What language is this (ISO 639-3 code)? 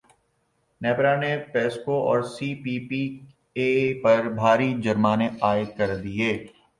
urd